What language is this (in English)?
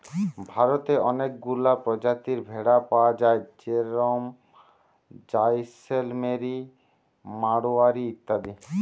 Bangla